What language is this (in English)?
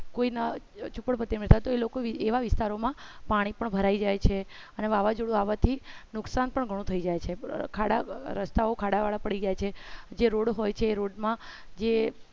Gujarati